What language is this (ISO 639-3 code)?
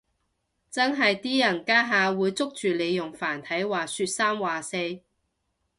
yue